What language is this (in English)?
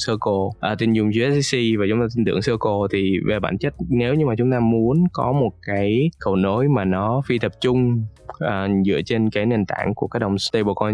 Vietnamese